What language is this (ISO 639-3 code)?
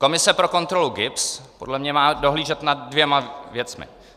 ces